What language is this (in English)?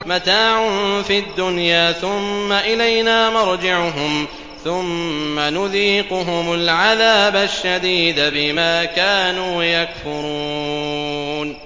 Arabic